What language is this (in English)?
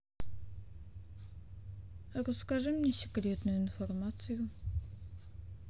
Russian